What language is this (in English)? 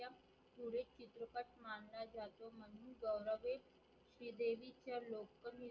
Marathi